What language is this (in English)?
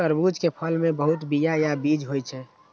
Maithili